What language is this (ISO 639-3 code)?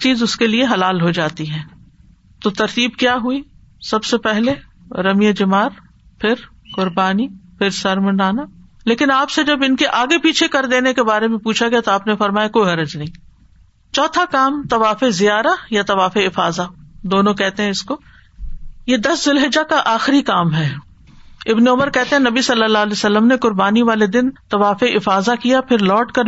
urd